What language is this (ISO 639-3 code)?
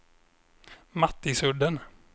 swe